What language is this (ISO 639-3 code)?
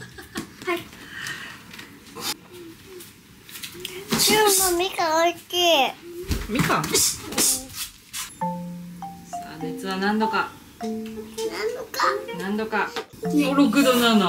jpn